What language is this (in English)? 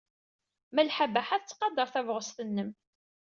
Kabyle